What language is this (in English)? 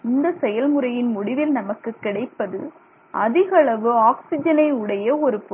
Tamil